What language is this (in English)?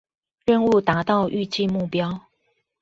Chinese